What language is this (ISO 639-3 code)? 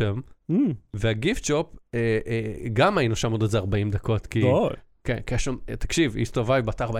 heb